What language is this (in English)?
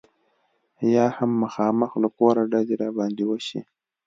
Pashto